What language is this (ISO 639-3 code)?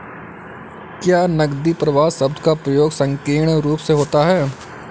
hin